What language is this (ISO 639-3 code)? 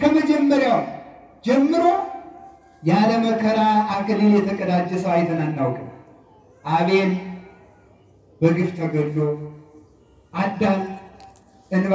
tur